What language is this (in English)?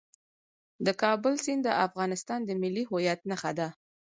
Pashto